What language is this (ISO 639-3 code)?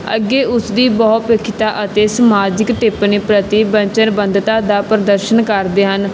pan